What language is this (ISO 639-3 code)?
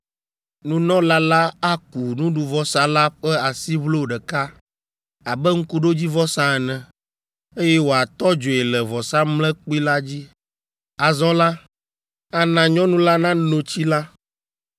ewe